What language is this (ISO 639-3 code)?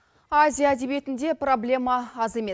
kaz